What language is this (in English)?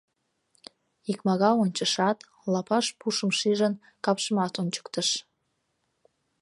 Mari